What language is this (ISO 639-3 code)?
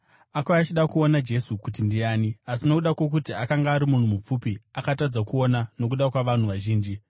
sna